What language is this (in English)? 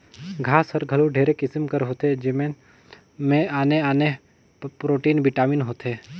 Chhattisgarhi